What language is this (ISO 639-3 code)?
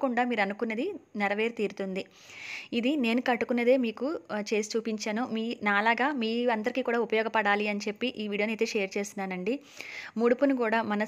tel